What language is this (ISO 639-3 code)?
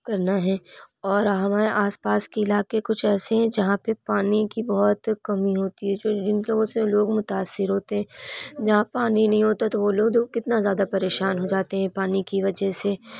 urd